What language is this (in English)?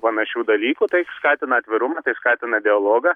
Lithuanian